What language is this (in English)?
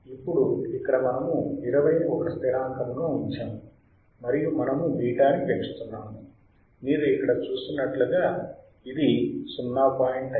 Telugu